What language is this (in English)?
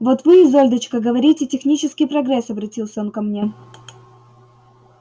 Russian